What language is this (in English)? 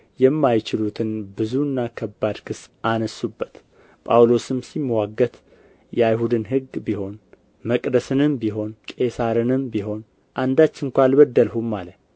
Amharic